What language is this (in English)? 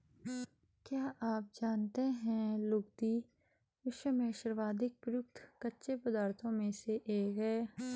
Hindi